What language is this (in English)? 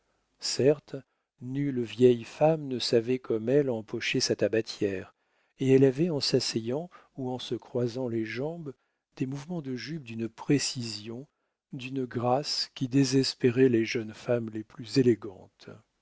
French